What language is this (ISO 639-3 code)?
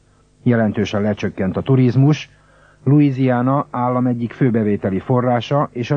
hun